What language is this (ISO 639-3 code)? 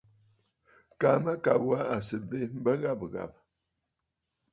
bfd